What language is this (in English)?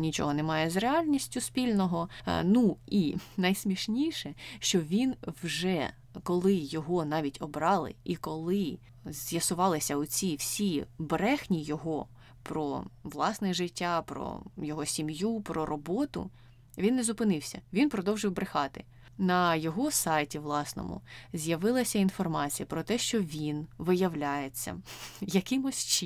Ukrainian